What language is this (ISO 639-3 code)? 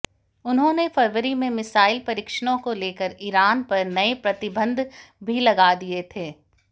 hin